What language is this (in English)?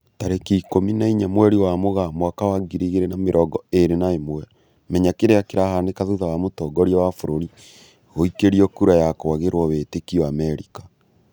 Kikuyu